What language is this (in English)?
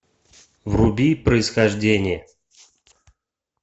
Russian